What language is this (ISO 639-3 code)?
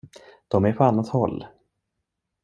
swe